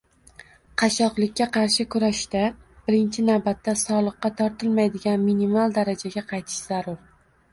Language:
Uzbek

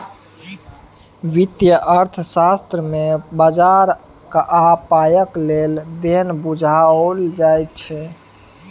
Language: Maithili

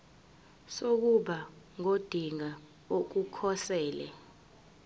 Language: Zulu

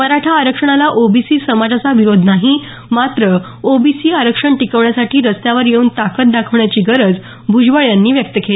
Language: Marathi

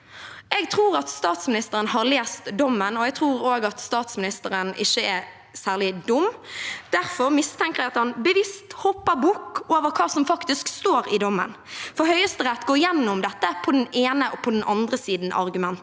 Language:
Norwegian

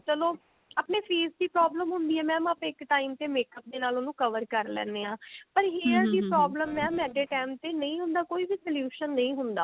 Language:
Punjabi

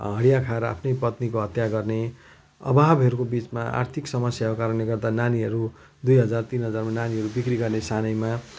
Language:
Nepali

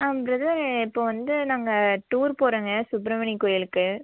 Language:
Tamil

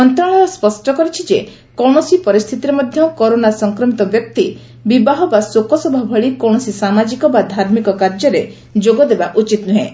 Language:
Odia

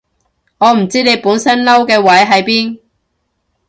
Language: Cantonese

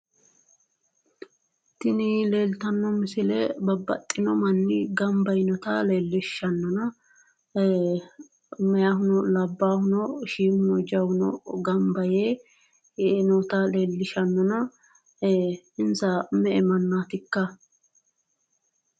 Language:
Sidamo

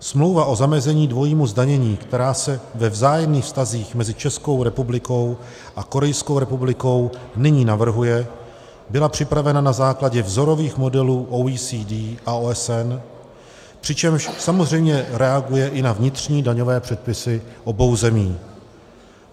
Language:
Czech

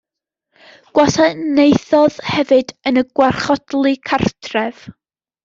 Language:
Welsh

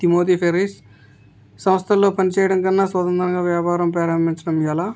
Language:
Telugu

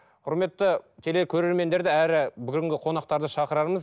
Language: Kazakh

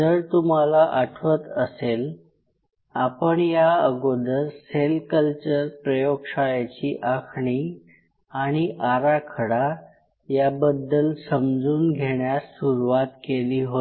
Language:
Marathi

